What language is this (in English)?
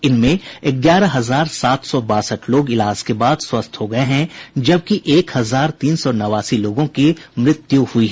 Hindi